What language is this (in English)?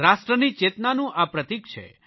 Gujarati